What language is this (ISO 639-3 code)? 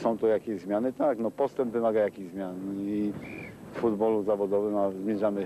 pol